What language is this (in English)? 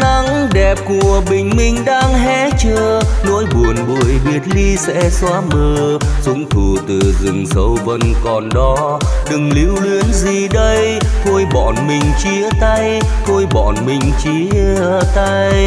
Vietnamese